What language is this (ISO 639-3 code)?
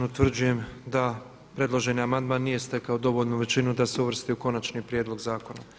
hrv